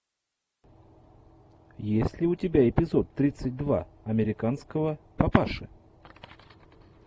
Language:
Russian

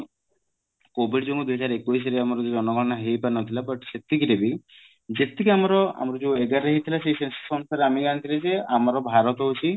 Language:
Odia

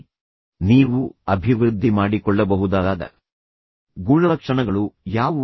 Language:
Kannada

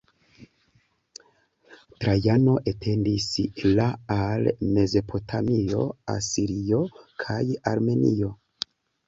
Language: Esperanto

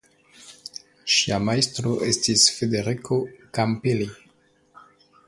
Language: Esperanto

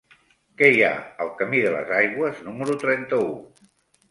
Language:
Catalan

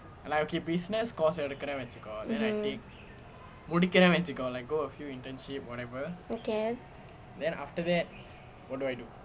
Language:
English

